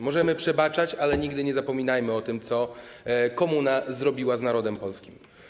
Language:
Polish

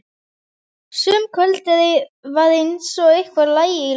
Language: Icelandic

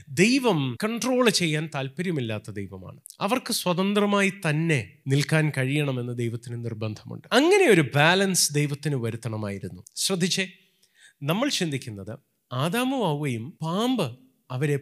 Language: Malayalam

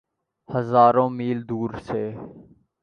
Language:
Urdu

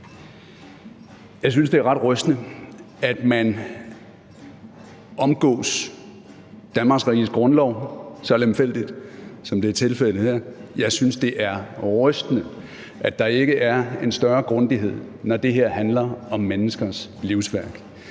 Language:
Danish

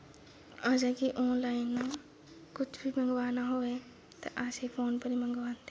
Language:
Dogri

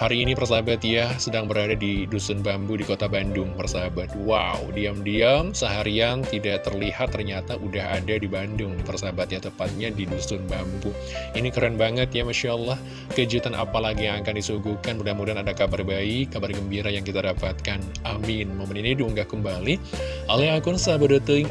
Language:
Indonesian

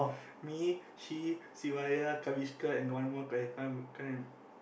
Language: English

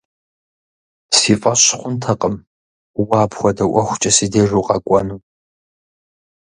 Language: Kabardian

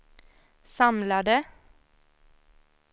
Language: Swedish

